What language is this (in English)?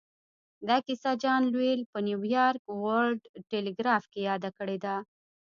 Pashto